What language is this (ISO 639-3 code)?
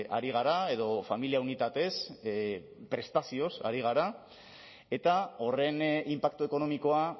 eus